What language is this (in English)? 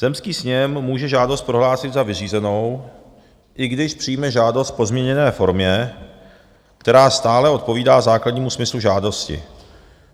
Czech